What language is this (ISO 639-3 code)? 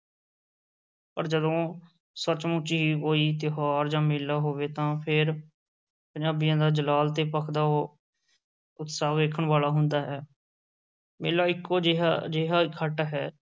pan